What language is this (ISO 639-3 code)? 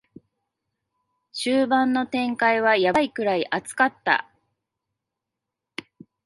jpn